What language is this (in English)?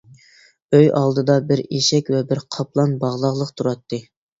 Uyghur